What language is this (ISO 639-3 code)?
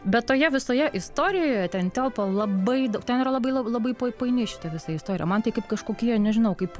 lit